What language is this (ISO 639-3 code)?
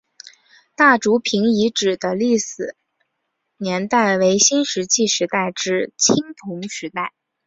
zho